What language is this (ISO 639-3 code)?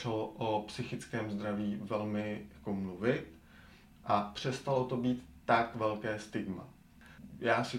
ces